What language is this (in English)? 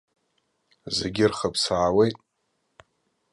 Abkhazian